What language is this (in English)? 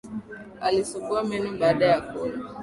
Swahili